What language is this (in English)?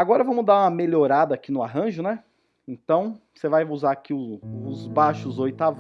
Portuguese